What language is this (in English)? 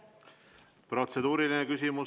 Estonian